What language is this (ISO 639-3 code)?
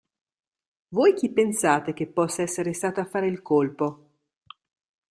ita